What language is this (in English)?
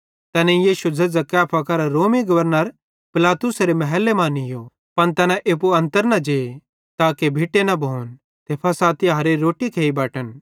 Bhadrawahi